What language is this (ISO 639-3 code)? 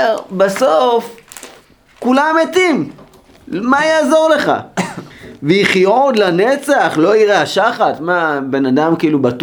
heb